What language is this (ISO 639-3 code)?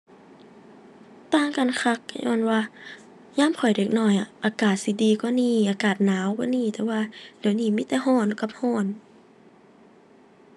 tha